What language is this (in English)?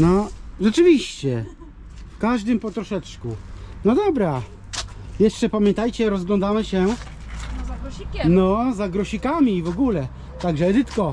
Polish